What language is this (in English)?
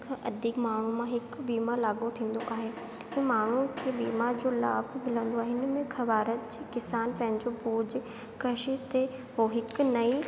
Sindhi